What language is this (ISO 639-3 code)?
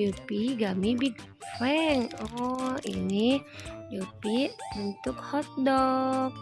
ind